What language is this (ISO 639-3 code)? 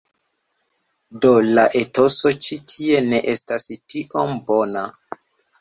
epo